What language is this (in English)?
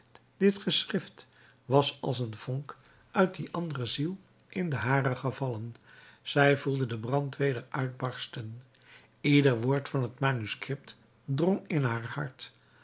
Dutch